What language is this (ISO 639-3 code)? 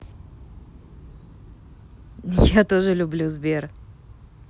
rus